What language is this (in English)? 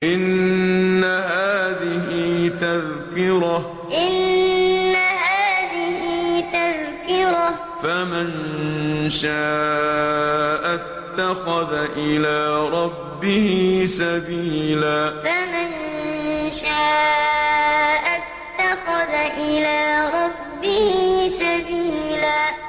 Arabic